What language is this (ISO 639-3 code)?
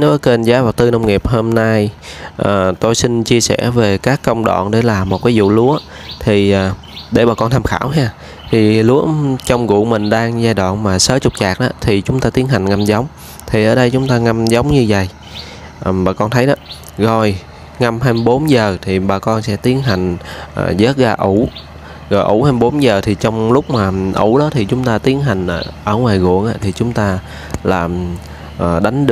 vie